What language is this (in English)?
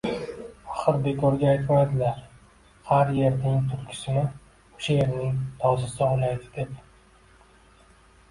Uzbek